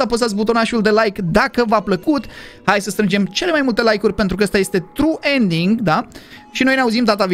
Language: Romanian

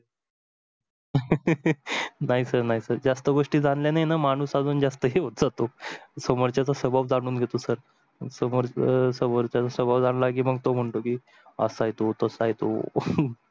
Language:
Marathi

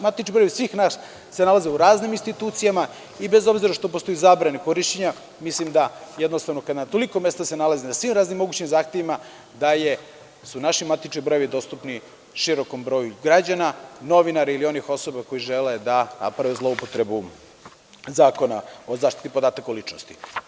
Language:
Serbian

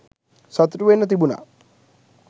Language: Sinhala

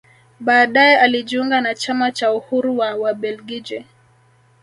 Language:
Swahili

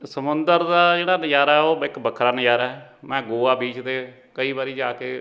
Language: Punjabi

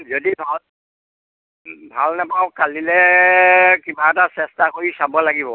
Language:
Assamese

